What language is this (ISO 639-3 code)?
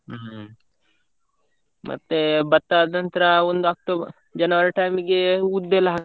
kan